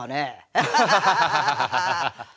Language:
Japanese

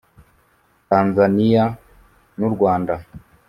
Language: Kinyarwanda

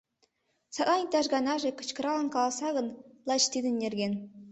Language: Mari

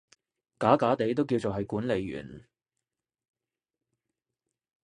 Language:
Cantonese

